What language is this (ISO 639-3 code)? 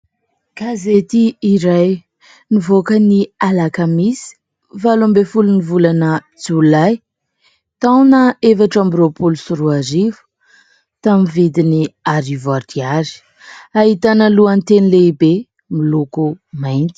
mlg